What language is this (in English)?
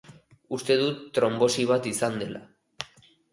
Basque